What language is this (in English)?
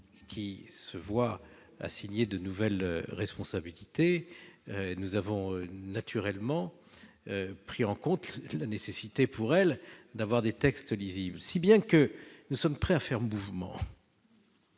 French